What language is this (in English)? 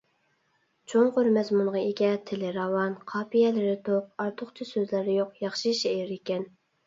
Uyghur